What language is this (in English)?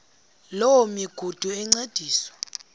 Xhosa